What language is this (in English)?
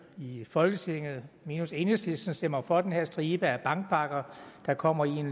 Danish